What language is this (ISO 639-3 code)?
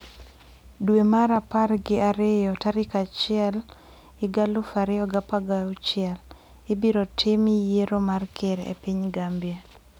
luo